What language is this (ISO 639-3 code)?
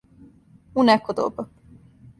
srp